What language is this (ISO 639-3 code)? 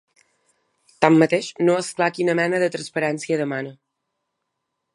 cat